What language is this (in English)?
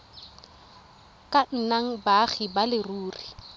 Tswana